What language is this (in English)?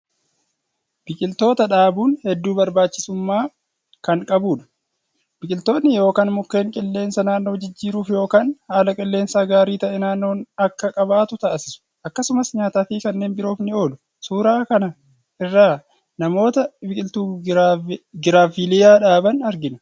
Oromo